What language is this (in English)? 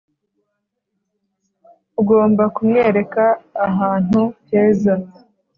Kinyarwanda